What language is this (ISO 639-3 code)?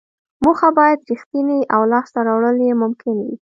pus